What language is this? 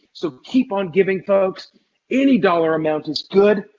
English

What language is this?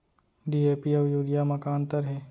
Chhattisgarhi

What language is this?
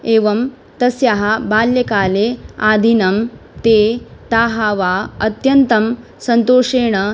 Sanskrit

